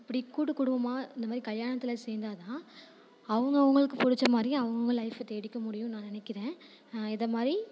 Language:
Tamil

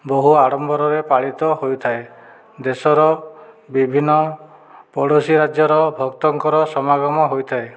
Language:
Odia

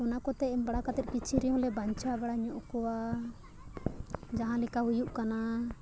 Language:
Santali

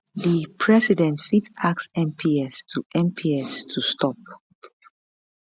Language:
Nigerian Pidgin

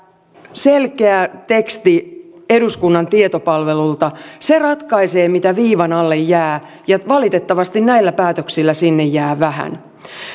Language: Finnish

